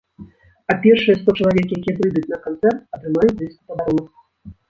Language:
Belarusian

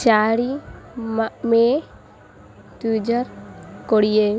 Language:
Odia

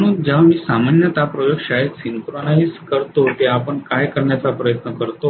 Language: Marathi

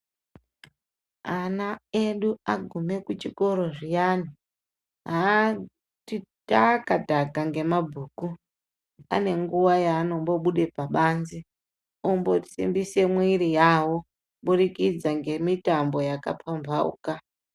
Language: Ndau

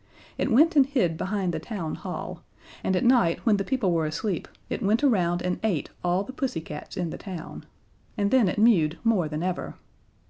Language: English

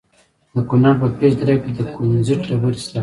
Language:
Pashto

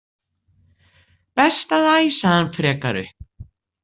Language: Icelandic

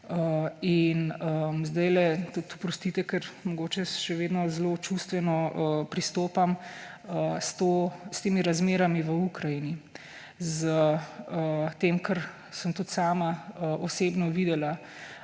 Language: Slovenian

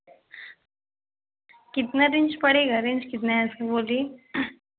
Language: Hindi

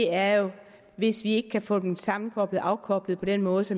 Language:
Danish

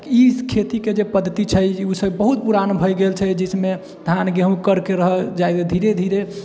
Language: Maithili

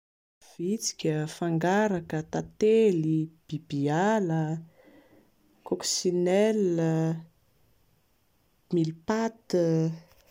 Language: Malagasy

